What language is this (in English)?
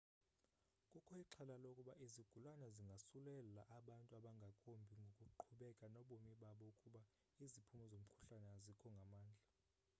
Xhosa